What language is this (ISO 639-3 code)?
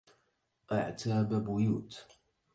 ara